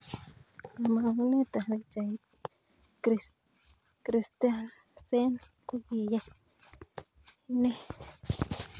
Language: Kalenjin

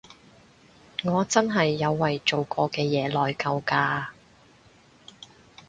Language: Cantonese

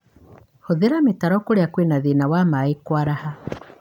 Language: Kikuyu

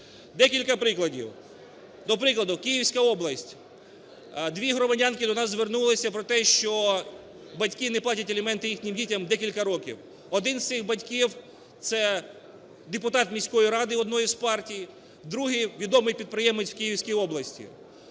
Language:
Ukrainian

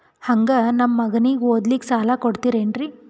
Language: Kannada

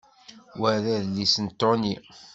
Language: Kabyle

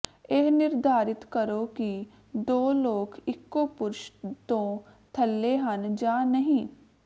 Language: Punjabi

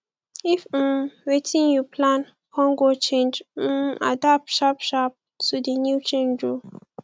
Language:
Nigerian Pidgin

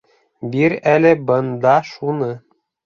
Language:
Bashkir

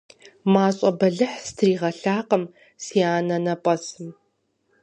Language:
Kabardian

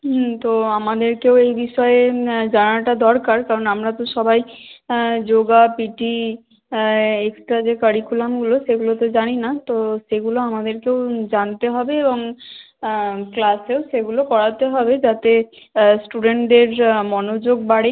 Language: Bangla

